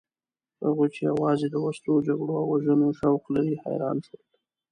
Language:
Pashto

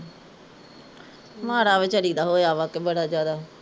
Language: Punjabi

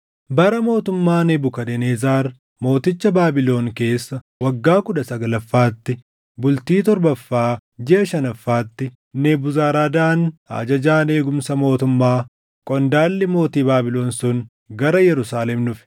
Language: Oromo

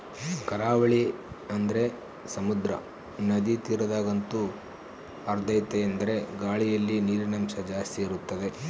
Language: Kannada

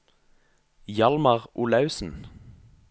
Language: Norwegian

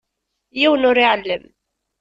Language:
Kabyle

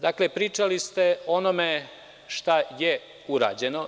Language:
Serbian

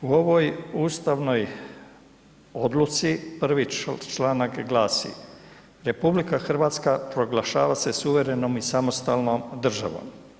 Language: Croatian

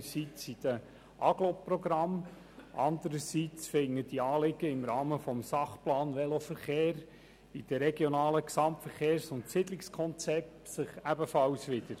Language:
Swiss German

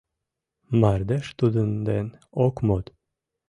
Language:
Mari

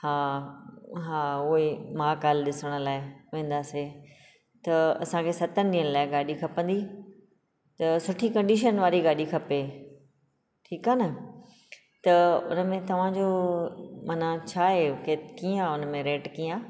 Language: Sindhi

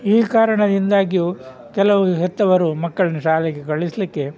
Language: Kannada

